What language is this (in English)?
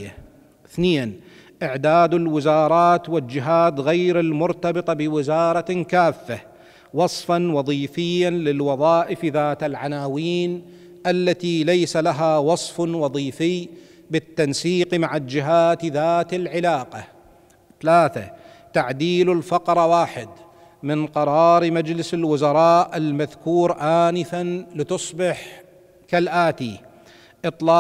Arabic